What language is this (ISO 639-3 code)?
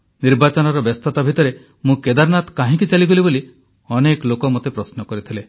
ori